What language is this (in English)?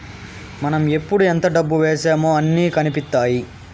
Telugu